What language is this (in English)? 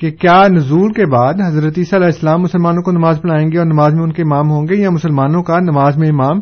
Urdu